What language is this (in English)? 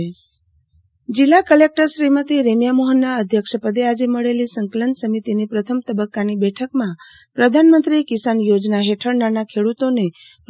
Gujarati